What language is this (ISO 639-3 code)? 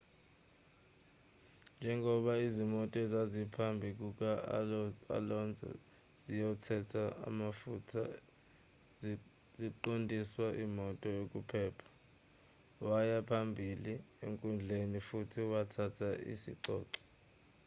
zul